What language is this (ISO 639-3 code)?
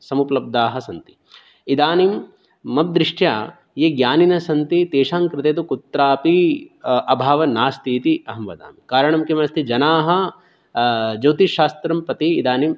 san